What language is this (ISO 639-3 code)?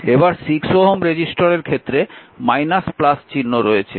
ben